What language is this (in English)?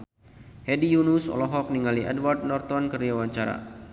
Sundanese